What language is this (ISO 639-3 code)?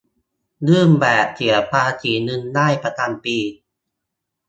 tha